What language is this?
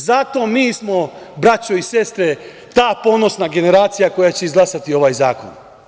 Serbian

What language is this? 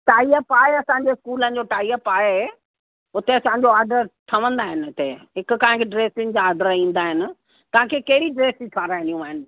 Sindhi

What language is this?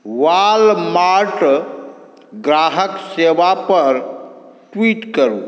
Maithili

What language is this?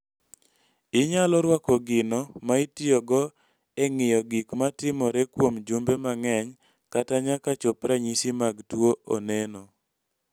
Luo (Kenya and Tanzania)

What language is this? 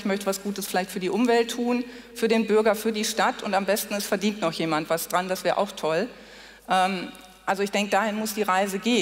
German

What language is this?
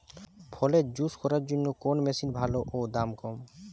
Bangla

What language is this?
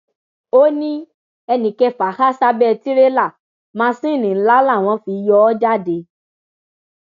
Yoruba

